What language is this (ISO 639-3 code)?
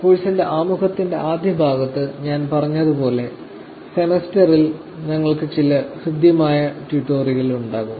mal